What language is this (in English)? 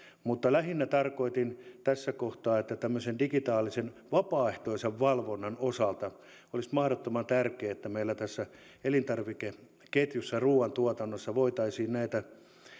Finnish